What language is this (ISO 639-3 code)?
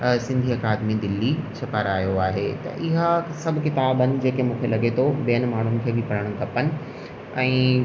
snd